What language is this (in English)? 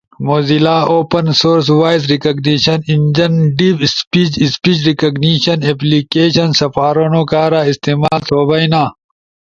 Ushojo